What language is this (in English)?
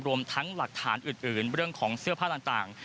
Thai